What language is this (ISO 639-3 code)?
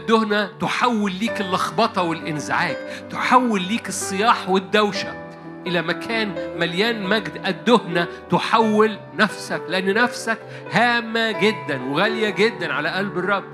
ara